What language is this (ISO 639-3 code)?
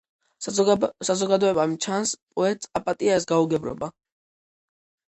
kat